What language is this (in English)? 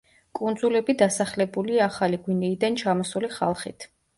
Georgian